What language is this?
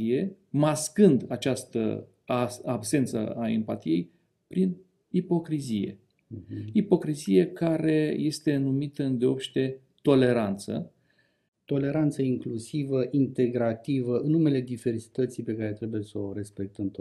Romanian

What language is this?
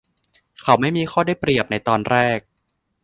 Thai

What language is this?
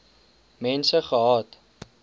Afrikaans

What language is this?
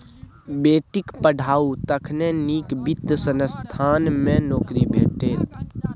Maithili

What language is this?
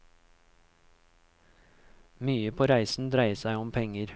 Norwegian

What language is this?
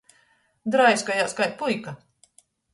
Latgalian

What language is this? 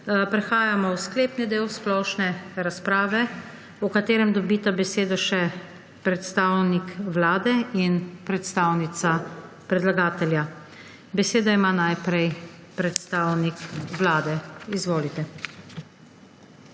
Slovenian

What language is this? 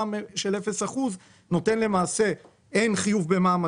Hebrew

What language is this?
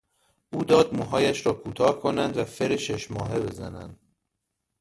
Persian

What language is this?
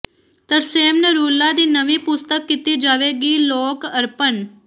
Punjabi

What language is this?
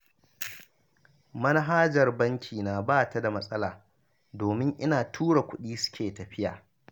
Hausa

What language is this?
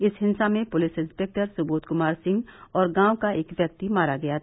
Hindi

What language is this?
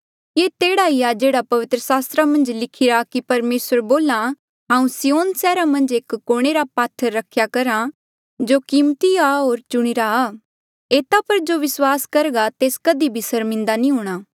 Mandeali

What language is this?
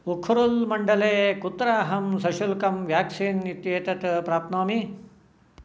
Sanskrit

